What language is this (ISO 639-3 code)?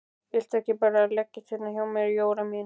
isl